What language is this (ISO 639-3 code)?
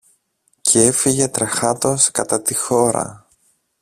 ell